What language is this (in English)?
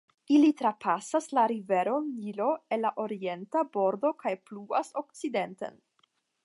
Esperanto